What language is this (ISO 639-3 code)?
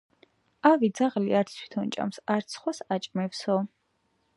kat